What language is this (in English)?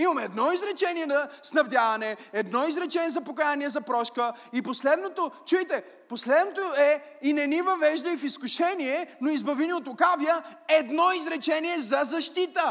Bulgarian